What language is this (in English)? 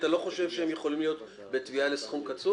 Hebrew